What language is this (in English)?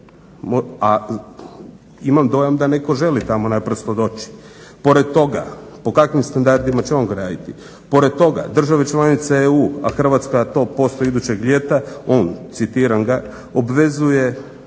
Croatian